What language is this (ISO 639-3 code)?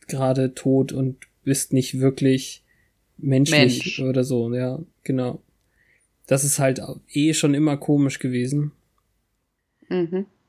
deu